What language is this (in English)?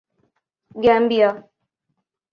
Urdu